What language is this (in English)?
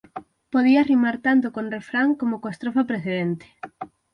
Galician